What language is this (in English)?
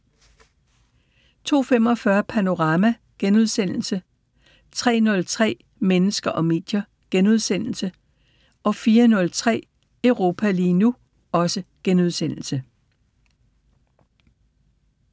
Danish